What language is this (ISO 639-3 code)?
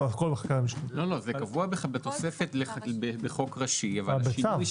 heb